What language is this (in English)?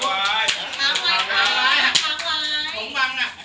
Thai